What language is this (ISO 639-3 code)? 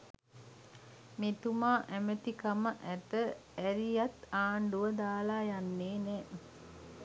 sin